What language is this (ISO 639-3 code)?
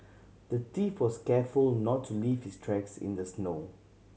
eng